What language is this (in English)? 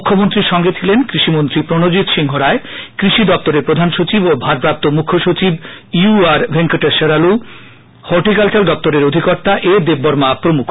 Bangla